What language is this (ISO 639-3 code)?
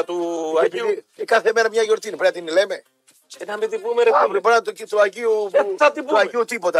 ell